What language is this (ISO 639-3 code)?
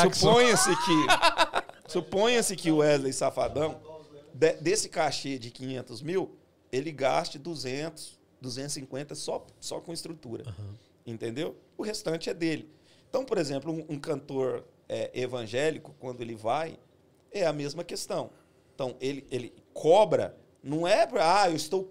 por